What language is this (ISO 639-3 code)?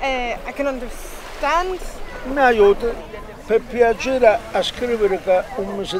ita